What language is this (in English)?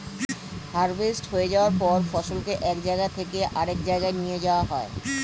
Bangla